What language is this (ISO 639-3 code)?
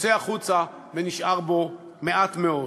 heb